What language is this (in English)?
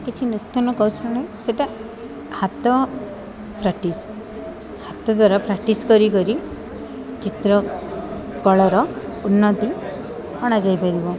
Odia